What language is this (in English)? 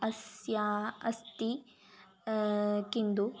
Sanskrit